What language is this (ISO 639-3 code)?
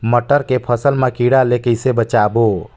hne